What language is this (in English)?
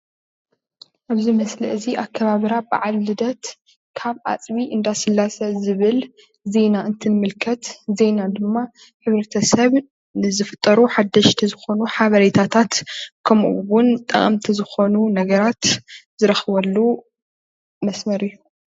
Tigrinya